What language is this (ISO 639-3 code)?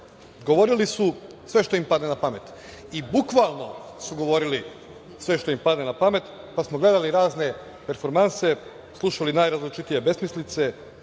srp